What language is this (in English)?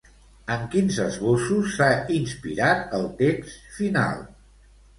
Catalan